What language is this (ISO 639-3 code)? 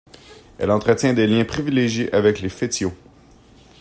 fra